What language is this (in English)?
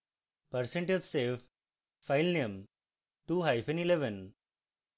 Bangla